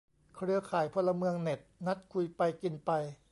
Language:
Thai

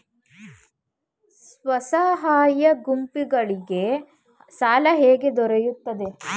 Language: Kannada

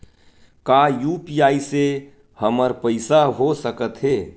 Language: Chhattisgarhi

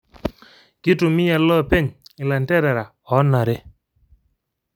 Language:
Masai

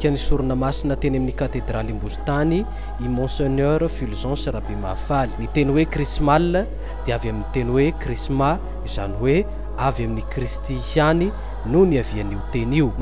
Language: Dutch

